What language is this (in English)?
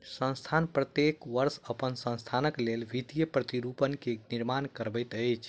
Maithili